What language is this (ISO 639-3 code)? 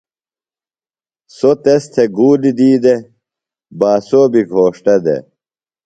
phl